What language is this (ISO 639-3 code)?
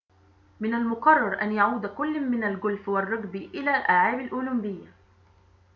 ara